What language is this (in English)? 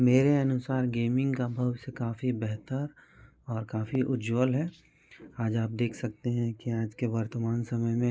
Hindi